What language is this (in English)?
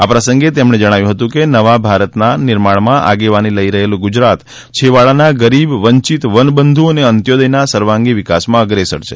Gujarati